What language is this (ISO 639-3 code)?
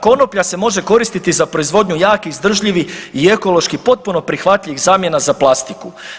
hrv